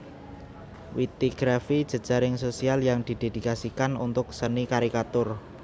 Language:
Javanese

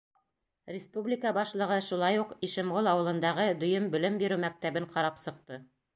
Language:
Bashkir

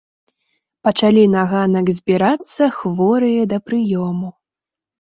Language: Belarusian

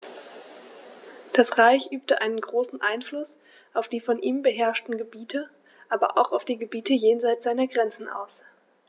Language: German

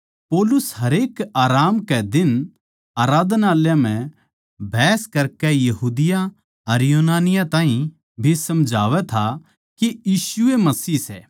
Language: Haryanvi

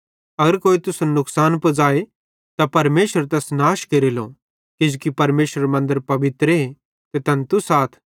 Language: Bhadrawahi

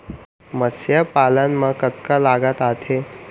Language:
Chhattisgarhi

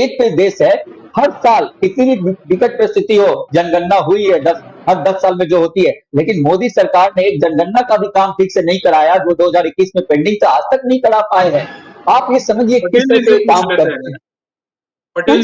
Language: Hindi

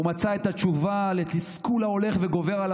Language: Hebrew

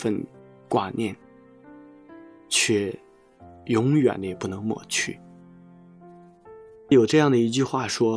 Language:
Chinese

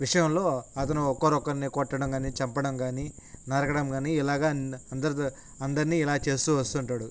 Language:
Telugu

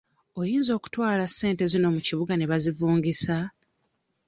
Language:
Ganda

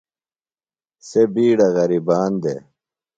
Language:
Phalura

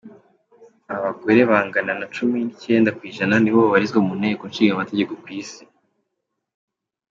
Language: Kinyarwanda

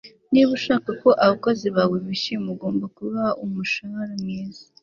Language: Kinyarwanda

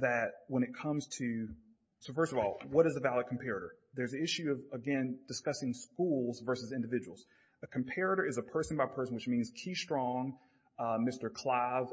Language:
English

